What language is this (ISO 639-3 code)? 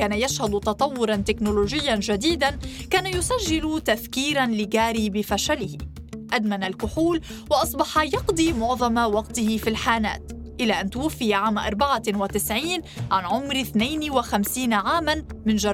ara